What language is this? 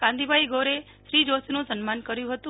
Gujarati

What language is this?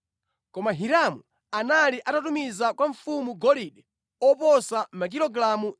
Nyanja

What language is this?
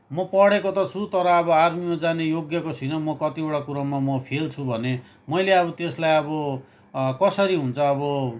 Nepali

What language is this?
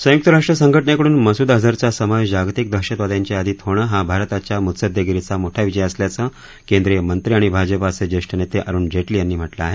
Marathi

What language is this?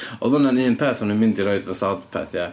Welsh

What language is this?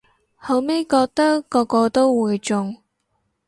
Cantonese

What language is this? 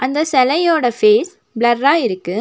Tamil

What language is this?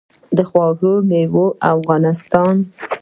Pashto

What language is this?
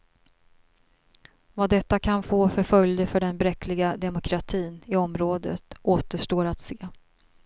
Swedish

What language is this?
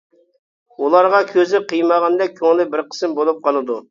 Uyghur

